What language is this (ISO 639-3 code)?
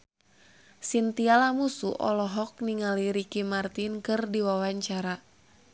sun